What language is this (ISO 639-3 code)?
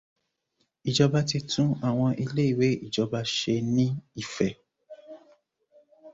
yor